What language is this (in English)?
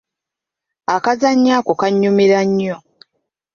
Ganda